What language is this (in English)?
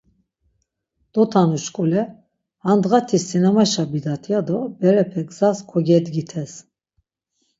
Laz